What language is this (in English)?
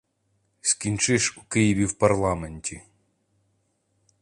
Ukrainian